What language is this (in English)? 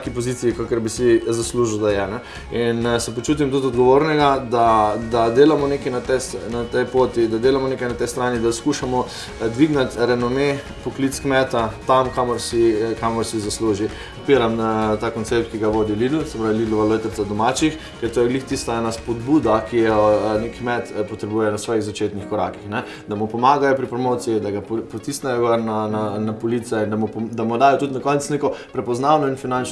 Slovenian